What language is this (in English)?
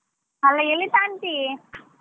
Kannada